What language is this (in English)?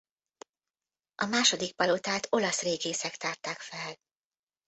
Hungarian